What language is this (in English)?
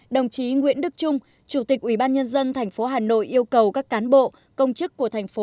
Vietnamese